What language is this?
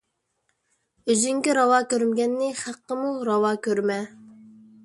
Uyghur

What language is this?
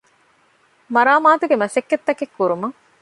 Divehi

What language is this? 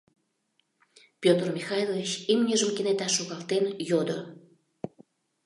Mari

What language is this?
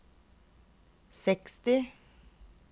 Norwegian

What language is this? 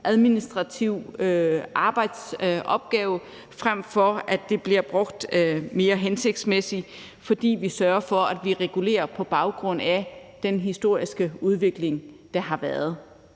Danish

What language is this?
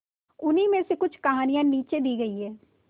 Hindi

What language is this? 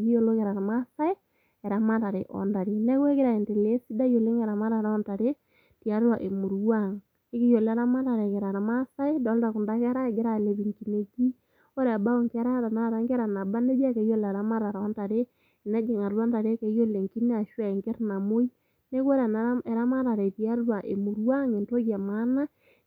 Masai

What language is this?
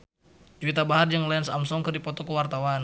Sundanese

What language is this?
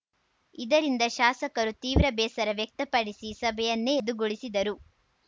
Kannada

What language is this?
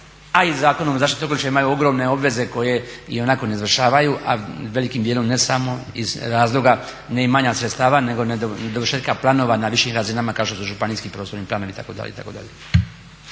Croatian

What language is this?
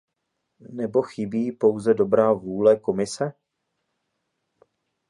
Czech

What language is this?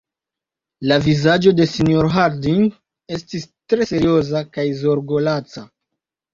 Esperanto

